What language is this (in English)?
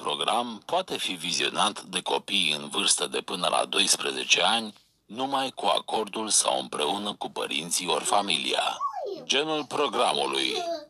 Romanian